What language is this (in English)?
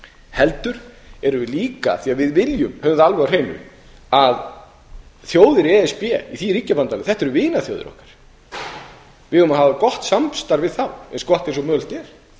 Icelandic